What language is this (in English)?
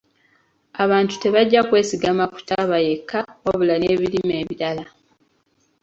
Ganda